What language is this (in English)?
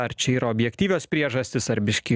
Lithuanian